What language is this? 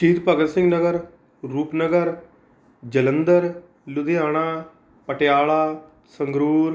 Punjabi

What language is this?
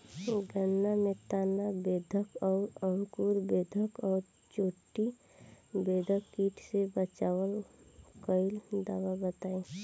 Bhojpuri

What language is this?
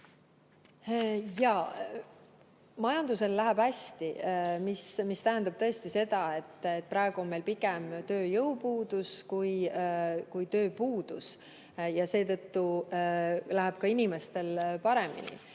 Estonian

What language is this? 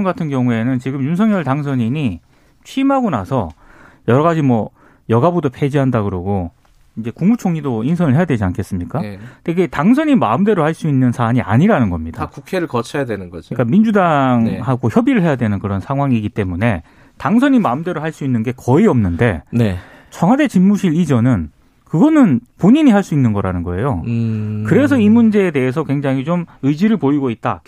Korean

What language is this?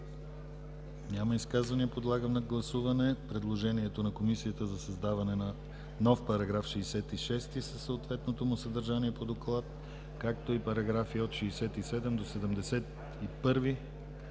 Bulgarian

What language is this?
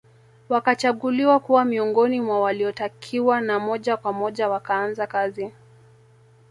Swahili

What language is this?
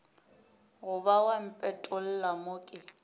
Northern Sotho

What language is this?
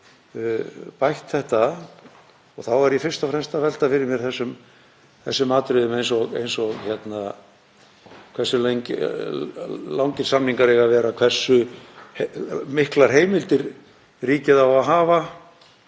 Icelandic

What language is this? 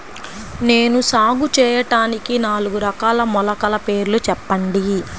Telugu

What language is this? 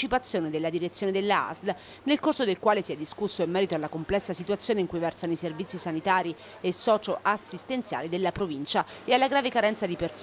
Italian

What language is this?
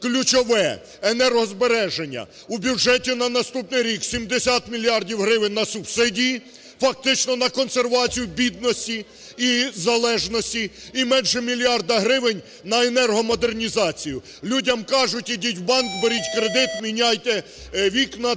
Ukrainian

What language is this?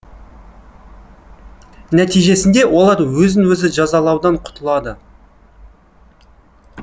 Kazakh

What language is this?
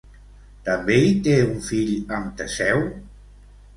Catalan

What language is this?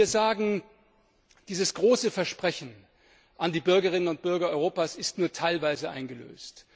German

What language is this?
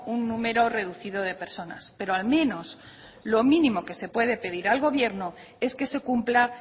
Spanish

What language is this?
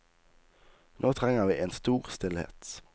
Norwegian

